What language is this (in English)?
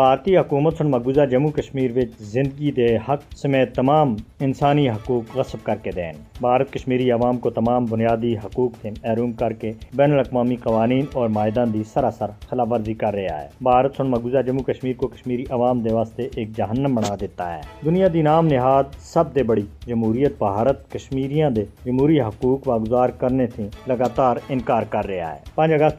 Urdu